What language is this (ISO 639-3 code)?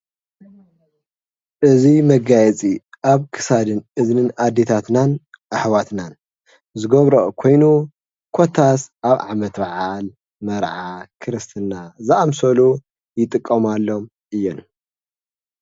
tir